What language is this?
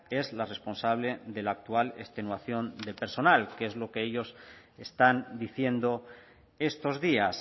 Spanish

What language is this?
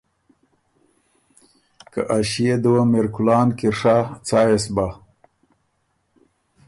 Ormuri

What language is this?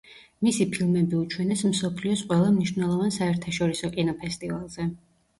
Georgian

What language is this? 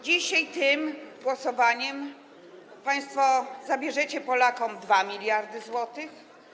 Polish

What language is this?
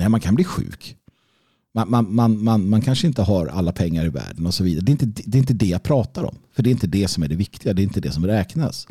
Swedish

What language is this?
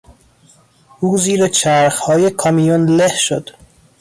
Persian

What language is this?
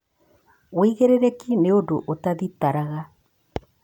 Kikuyu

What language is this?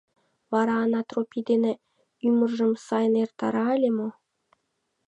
Mari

